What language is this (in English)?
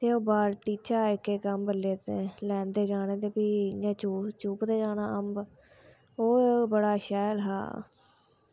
Dogri